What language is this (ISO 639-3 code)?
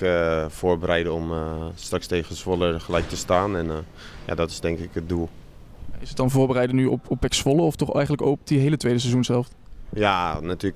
nld